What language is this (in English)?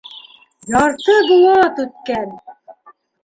Bashkir